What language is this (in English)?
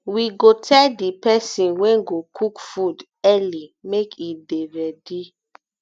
Nigerian Pidgin